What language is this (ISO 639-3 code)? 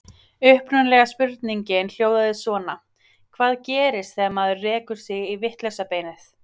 isl